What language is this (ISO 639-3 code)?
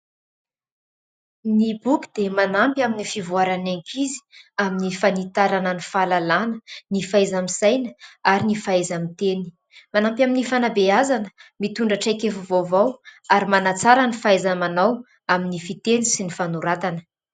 mlg